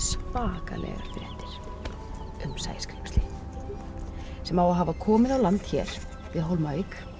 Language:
Icelandic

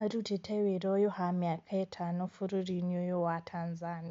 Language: Kikuyu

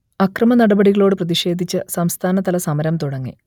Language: Malayalam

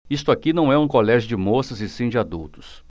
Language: Portuguese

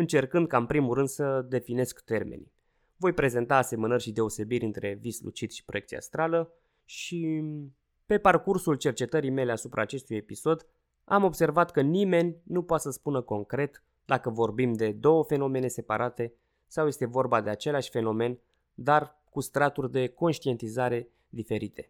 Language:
Romanian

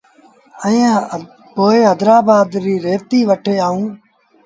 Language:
Sindhi Bhil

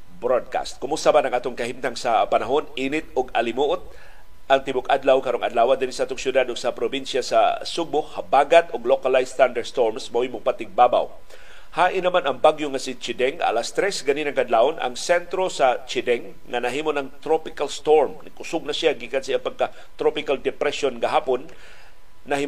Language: Filipino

